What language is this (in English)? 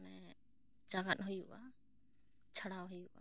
Santali